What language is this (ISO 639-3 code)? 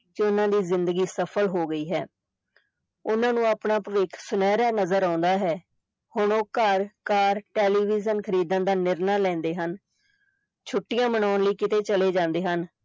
pan